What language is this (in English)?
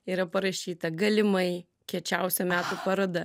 Lithuanian